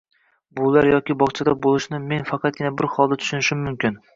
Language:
Uzbek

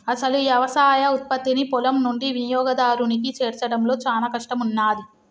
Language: Telugu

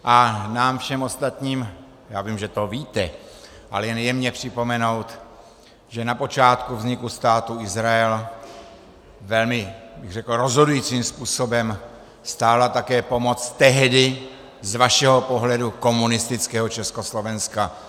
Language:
Czech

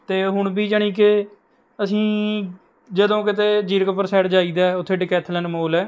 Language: Punjabi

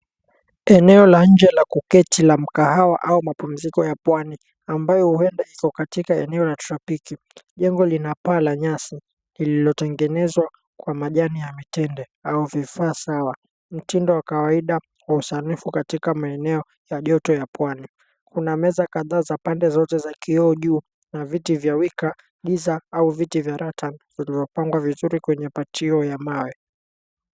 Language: Swahili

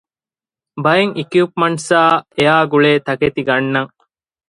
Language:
Divehi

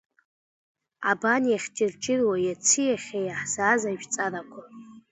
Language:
Abkhazian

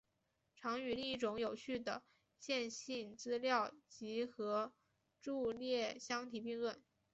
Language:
Chinese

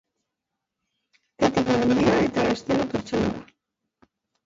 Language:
Basque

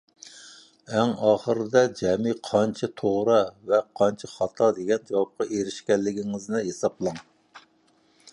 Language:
Uyghur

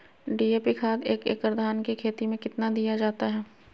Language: Magahi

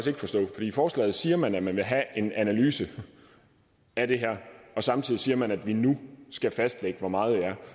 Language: Danish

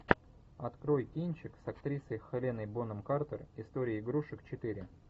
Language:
Russian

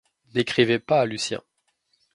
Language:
French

